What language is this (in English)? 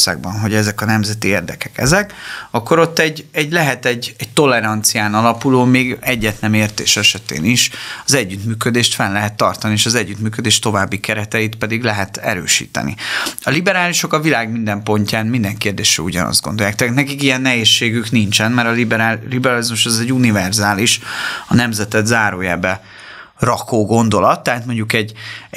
Hungarian